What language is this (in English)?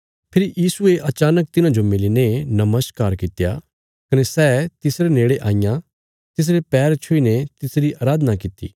Bilaspuri